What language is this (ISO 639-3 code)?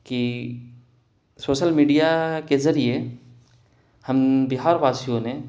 urd